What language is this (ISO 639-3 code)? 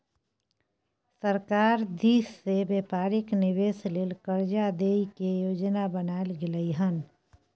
mai